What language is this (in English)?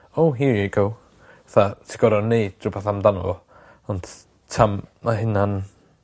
Welsh